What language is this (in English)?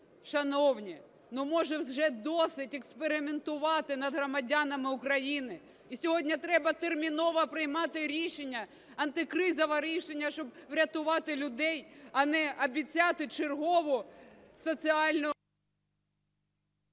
Ukrainian